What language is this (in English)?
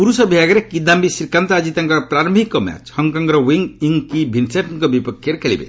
Odia